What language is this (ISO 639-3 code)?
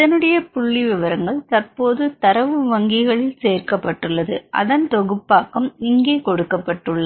tam